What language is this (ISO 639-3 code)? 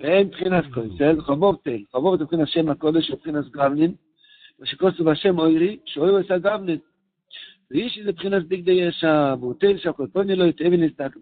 heb